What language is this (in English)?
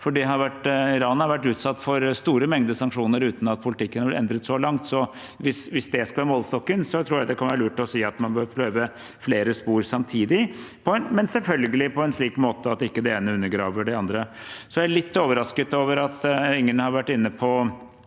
Norwegian